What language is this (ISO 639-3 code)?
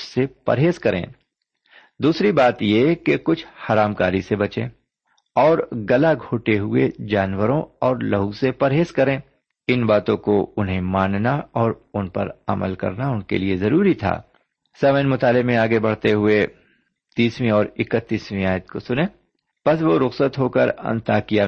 urd